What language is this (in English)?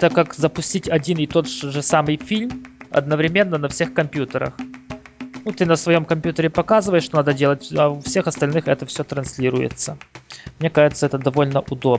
Russian